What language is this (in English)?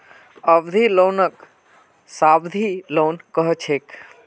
Magahi